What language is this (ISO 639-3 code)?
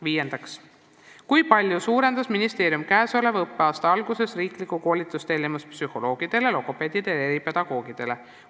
est